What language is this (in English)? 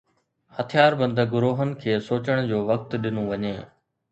Sindhi